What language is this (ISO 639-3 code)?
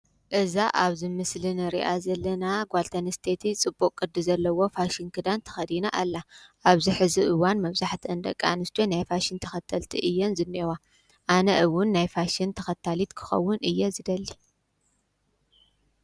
tir